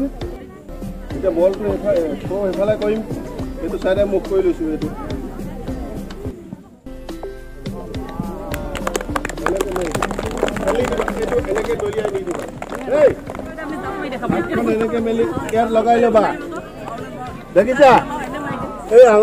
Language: Arabic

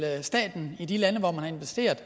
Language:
Danish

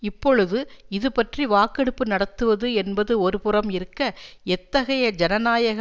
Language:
Tamil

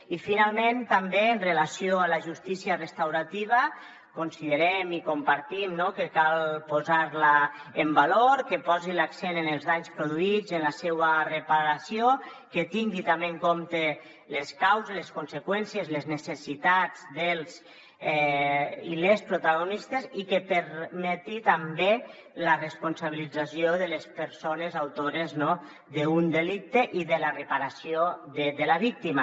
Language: Catalan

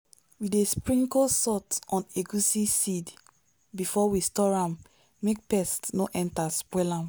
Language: Nigerian Pidgin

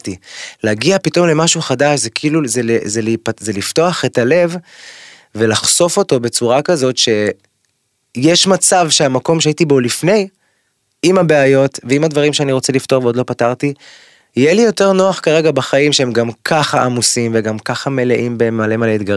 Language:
Hebrew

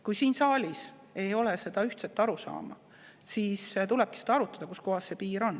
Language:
Estonian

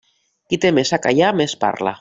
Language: Catalan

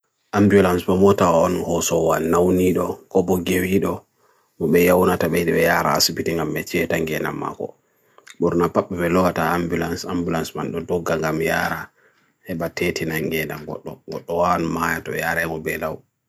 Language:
Bagirmi Fulfulde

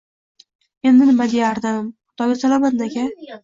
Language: Uzbek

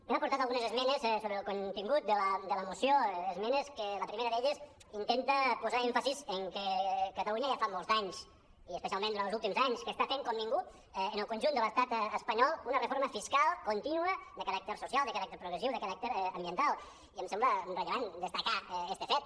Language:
Catalan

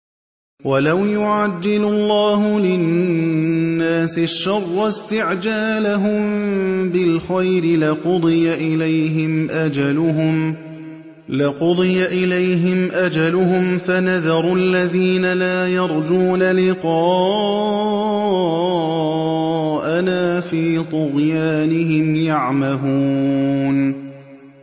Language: Arabic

